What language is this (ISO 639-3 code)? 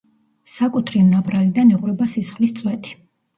kat